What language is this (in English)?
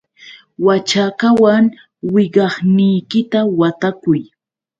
Yauyos Quechua